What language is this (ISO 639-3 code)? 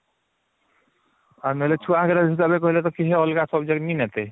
ori